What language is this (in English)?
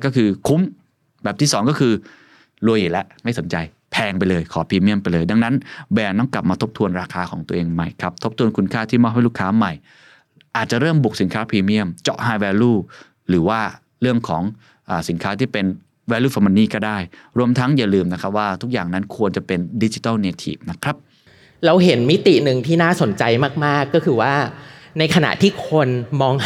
Thai